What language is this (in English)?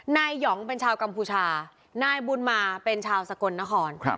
Thai